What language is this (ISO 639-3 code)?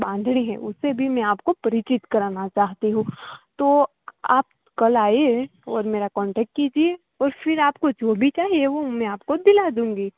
guj